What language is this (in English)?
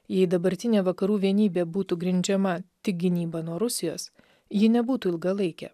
Lithuanian